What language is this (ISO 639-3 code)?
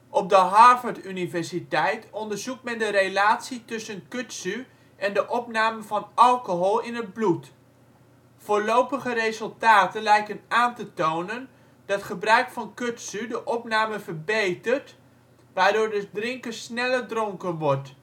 nld